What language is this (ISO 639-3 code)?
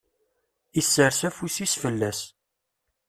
kab